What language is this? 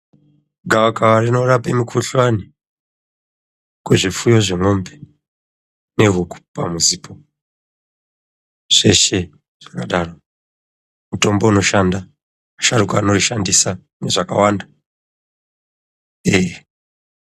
Ndau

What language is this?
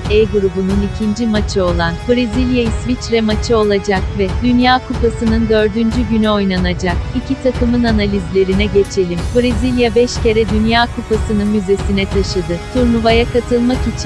Turkish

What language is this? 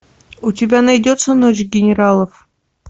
Russian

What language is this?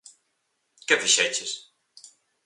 Galician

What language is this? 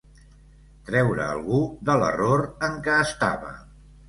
Catalan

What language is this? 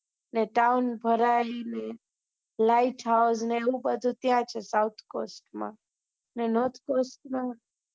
Gujarati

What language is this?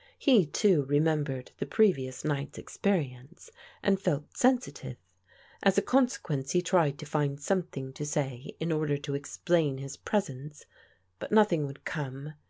English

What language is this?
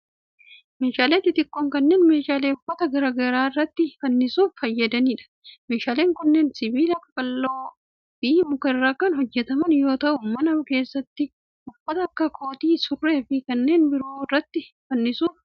Oromo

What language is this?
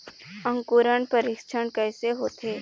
Chhattisgarhi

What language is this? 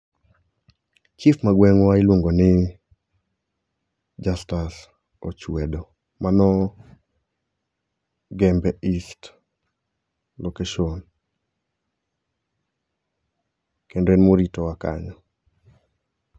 Luo (Kenya and Tanzania)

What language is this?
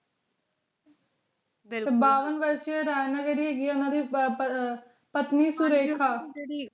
Punjabi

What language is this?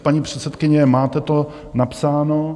Czech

